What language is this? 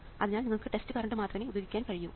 Malayalam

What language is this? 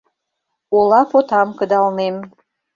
Mari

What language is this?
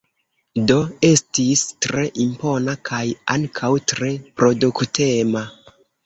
Esperanto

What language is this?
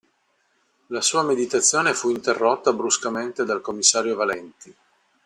Italian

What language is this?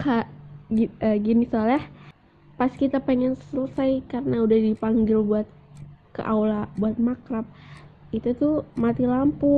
Indonesian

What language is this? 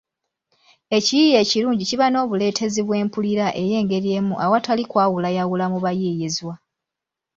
Ganda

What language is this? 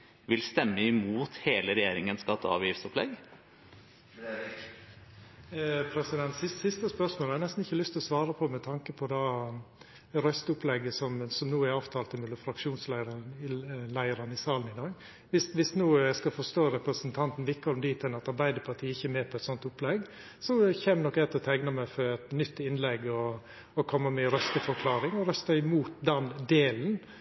Norwegian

